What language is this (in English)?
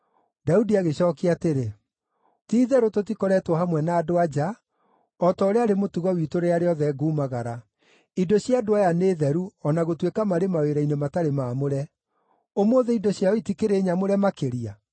Kikuyu